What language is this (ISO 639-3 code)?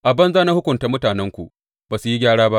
hau